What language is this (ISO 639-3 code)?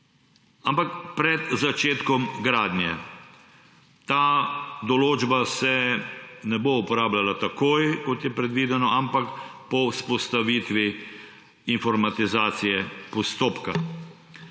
slv